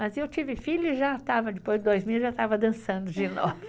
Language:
Portuguese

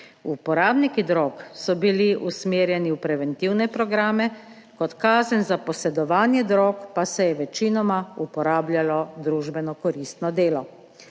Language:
Slovenian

